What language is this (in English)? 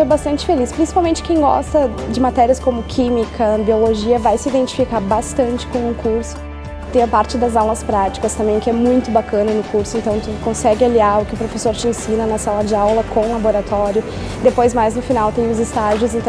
Portuguese